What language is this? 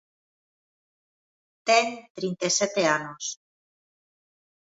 Galician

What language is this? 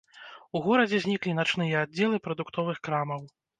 Belarusian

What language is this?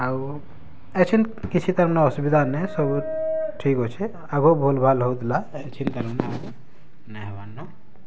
Odia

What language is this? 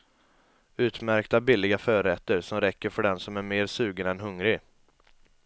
Swedish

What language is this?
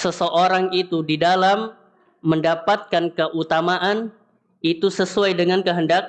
Indonesian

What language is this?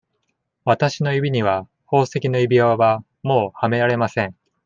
Japanese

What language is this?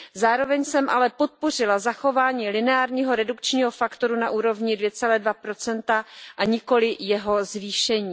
Czech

